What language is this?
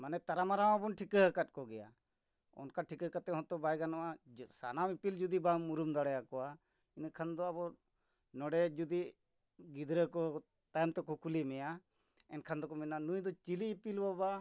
Santali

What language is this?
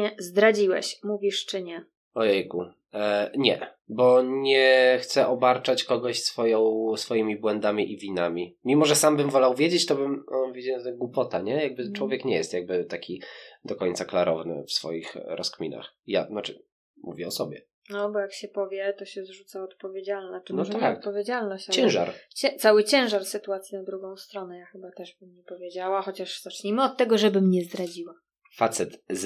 Polish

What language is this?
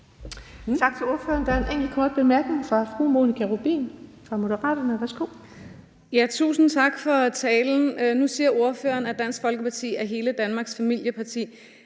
Danish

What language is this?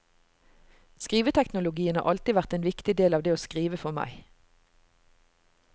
Norwegian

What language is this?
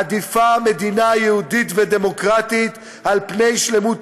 Hebrew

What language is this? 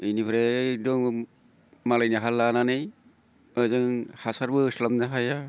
Bodo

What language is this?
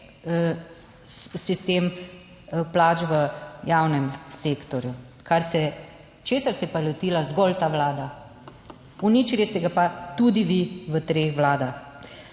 Slovenian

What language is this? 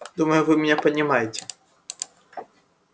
Russian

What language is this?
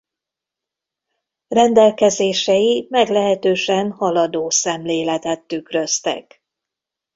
Hungarian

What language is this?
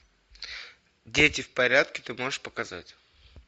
Russian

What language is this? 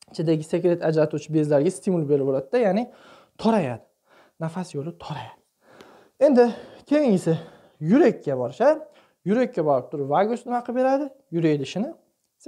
Turkish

